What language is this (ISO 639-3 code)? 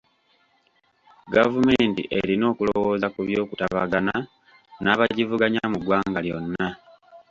lug